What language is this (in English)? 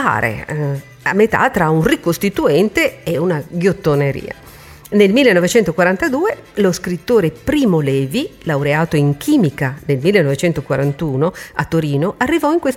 Italian